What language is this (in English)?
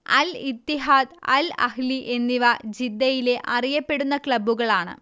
Malayalam